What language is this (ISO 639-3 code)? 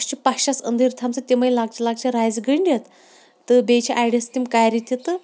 kas